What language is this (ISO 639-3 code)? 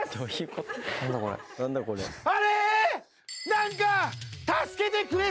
jpn